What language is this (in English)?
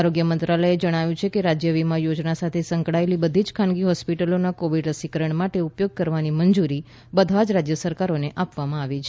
Gujarati